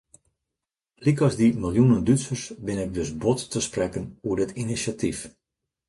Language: Western Frisian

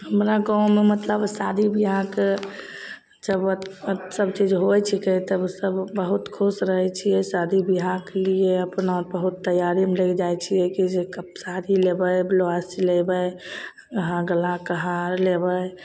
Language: Maithili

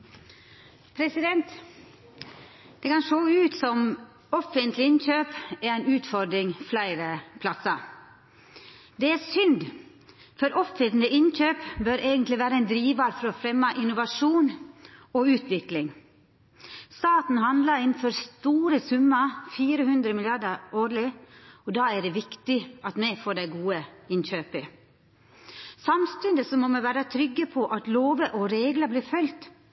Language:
Norwegian Nynorsk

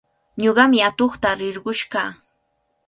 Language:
Cajatambo North Lima Quechua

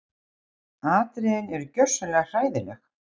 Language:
Icelandic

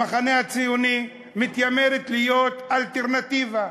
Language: Hebrew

